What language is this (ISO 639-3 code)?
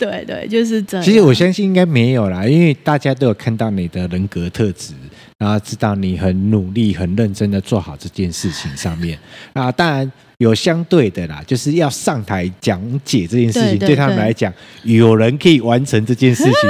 zho